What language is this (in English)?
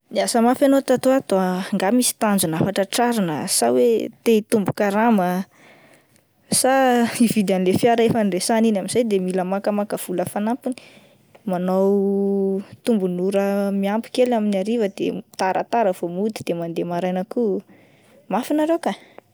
Malagasy